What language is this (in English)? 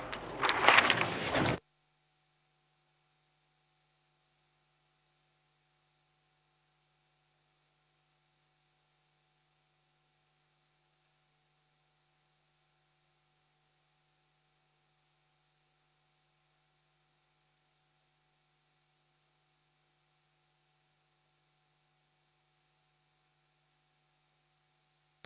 Finnish